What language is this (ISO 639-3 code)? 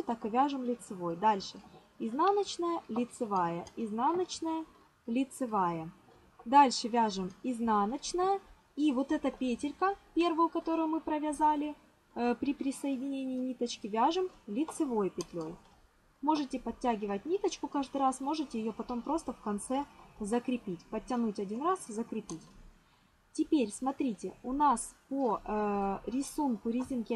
rus